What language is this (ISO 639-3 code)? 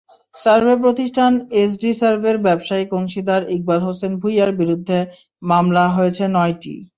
ben